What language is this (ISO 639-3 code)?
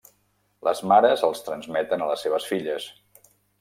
cat